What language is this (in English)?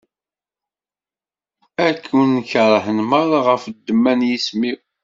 Kabyle